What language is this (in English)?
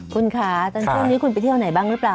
Thai